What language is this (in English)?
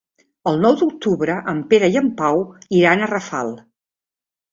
Catalan